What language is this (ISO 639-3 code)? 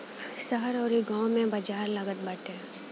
bho